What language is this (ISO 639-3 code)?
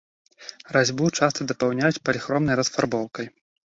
bel